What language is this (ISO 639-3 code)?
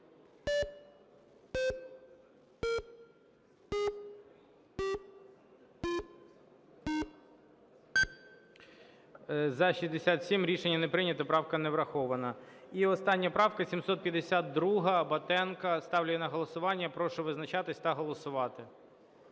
ukr